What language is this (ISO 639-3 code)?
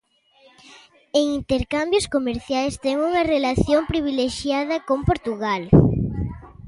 glg